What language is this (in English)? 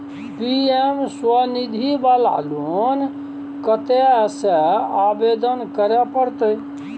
Maithili